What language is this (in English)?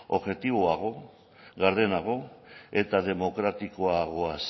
Basque